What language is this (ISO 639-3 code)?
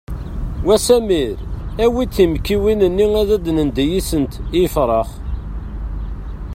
kab